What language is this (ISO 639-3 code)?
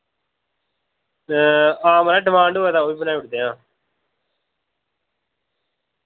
doi